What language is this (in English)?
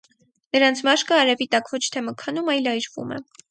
Armenian